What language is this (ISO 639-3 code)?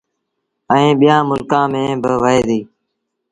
sbn